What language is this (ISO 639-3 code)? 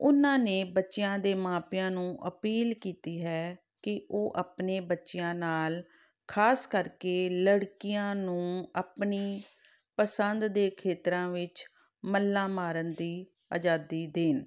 pan